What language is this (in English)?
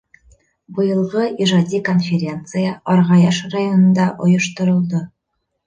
Bashkir